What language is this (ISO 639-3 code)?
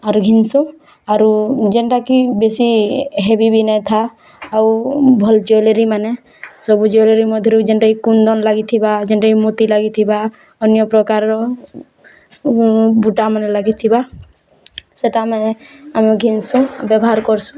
ori